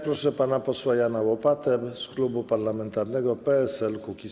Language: Polish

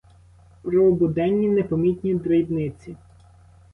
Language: Ukrainian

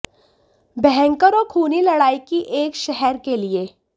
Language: Hindi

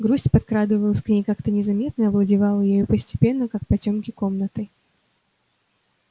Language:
Russian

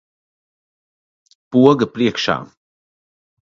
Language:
Latvian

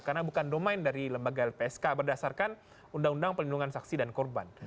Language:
Indonesian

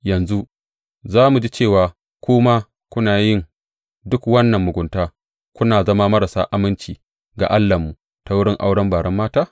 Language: Hausa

